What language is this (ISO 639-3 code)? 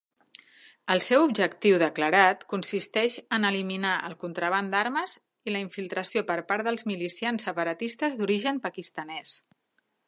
cat